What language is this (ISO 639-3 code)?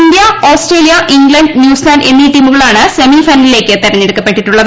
mal